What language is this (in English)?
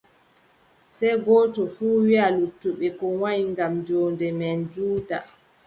Adamawa Fulfulde